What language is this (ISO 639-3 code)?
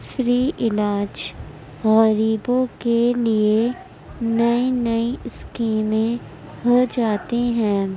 urd